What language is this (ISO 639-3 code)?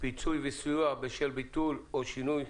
heb